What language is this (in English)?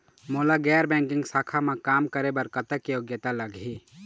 Chhattisgarhi